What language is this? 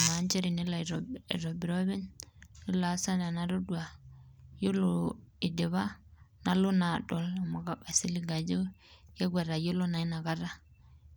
Masai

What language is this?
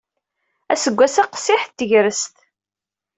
Kabyle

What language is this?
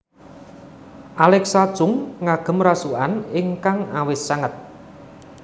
Javanese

